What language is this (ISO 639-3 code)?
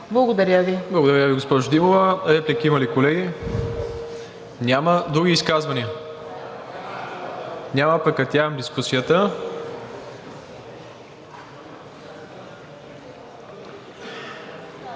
bul